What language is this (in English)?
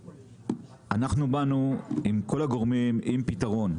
Hebrew